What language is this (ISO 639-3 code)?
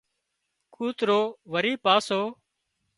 kxp